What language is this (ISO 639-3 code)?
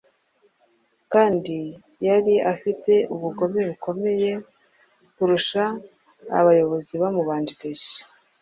kin